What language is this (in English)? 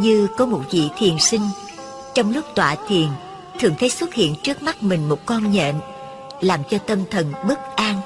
Vietnamese